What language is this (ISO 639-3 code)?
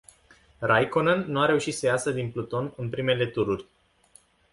ron